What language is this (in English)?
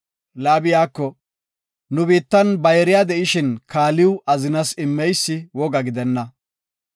Gofa